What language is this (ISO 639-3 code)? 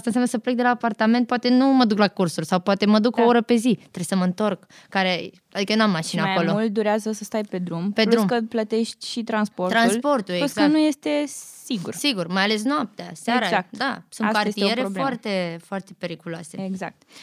ron